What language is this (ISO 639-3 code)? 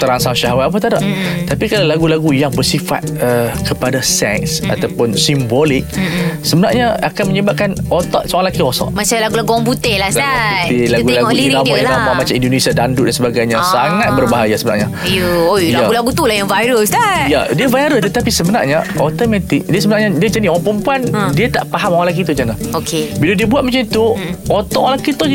msa